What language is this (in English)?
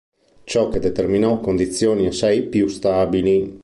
Italian